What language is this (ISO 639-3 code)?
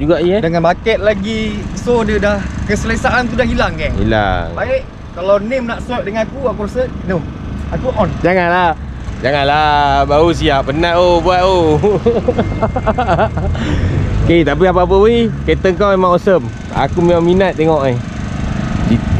msa